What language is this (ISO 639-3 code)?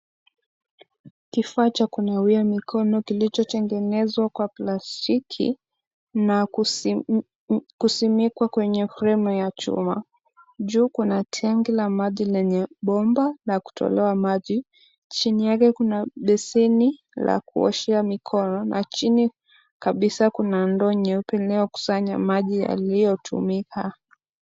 swa